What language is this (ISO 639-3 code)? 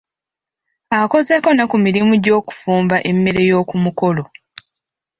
lug